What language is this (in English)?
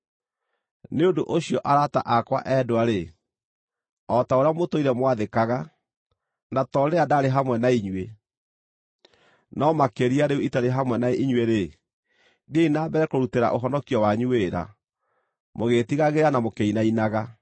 Kikuyu